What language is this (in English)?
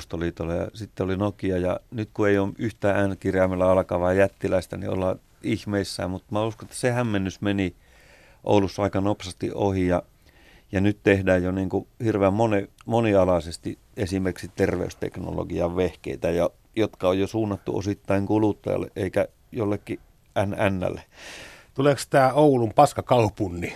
Finnish